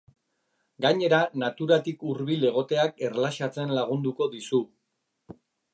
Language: Basque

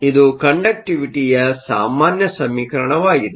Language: Kannada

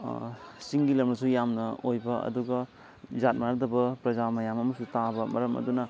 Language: Manipuri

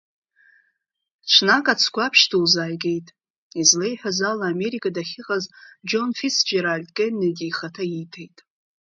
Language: Abkhazian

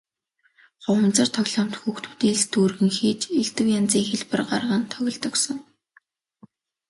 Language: Mongolian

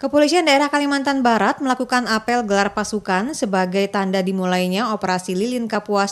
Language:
Indonesian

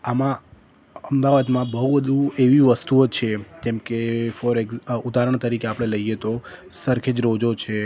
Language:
Gujarati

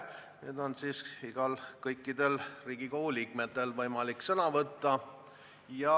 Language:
Estonian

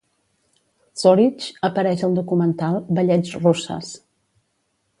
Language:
Catalan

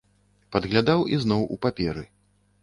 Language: Belarusian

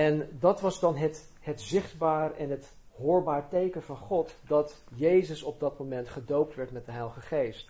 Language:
Dutch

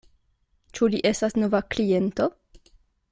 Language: Esperanto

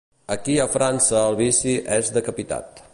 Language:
Catalan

